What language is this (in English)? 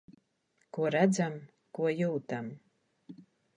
Latvian